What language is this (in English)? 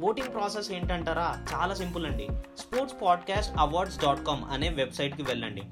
Telugu